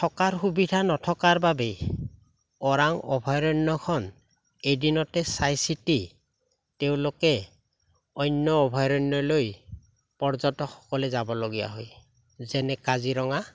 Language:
Assamese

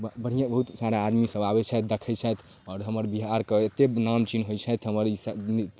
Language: Maithili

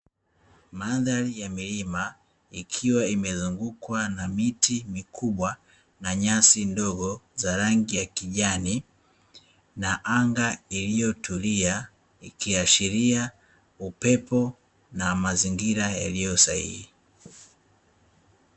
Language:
Swahili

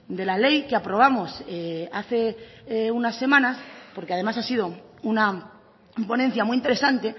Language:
Spanish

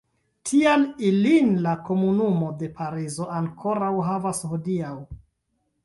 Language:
Esperanto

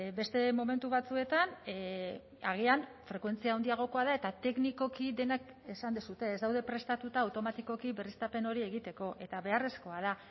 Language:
Basque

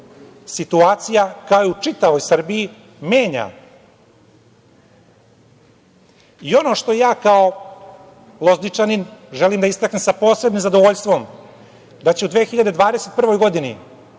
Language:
Serbian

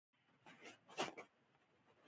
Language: Pashto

